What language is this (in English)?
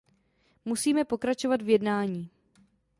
Czech